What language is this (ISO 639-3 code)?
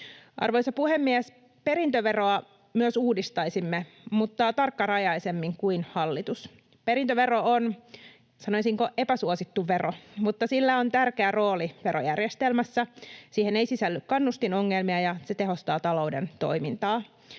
fin